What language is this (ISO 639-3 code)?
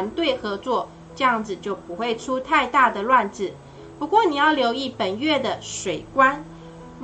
zho